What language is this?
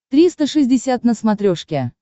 Russian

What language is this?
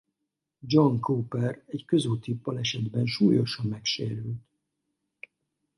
Hungarian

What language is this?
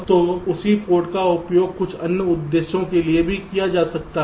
Hindi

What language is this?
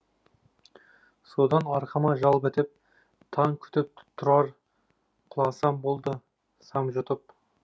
Kazakh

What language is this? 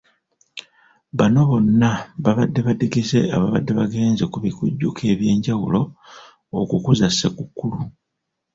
Ganda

